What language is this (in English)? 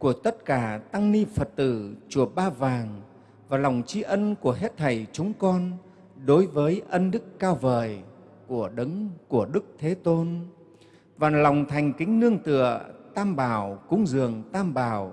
Vietnamese